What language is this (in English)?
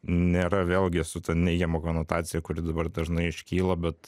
Lithuanian